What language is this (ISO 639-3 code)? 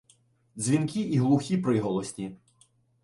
ukr